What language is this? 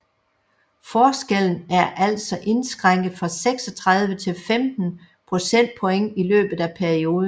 Danish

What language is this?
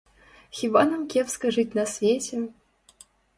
Belarusian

